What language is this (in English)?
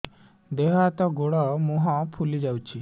Odia